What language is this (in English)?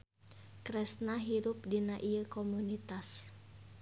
Sundanese